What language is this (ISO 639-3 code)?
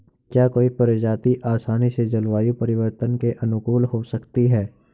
hin